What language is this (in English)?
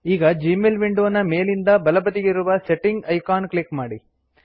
Kannada